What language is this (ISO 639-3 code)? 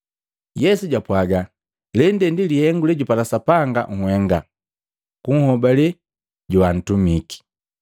mgv